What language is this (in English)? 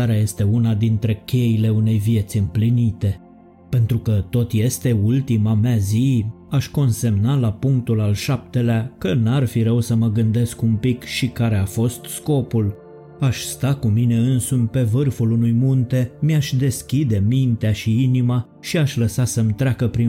Romanian